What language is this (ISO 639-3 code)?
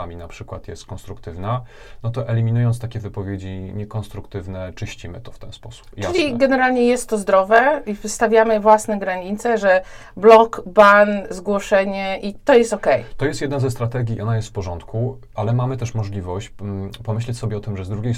pol